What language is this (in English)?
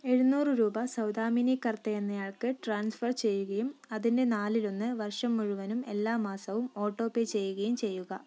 Malayalam